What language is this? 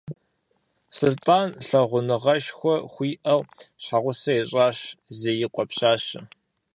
Kabardian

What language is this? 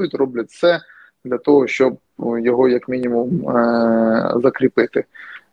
Ukrainian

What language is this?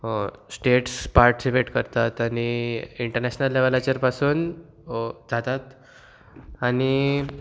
Konkani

